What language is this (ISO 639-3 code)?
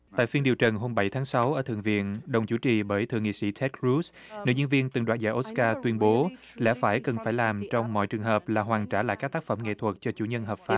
vie